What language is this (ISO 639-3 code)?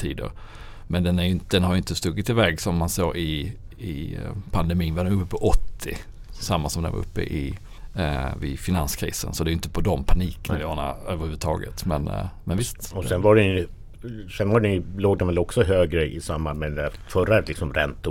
swe